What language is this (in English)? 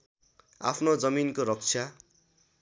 Nepali